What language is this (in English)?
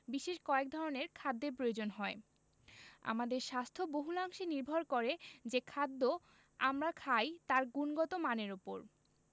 Bangla